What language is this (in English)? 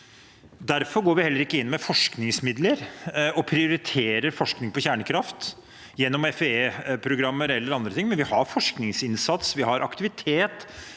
Norwegian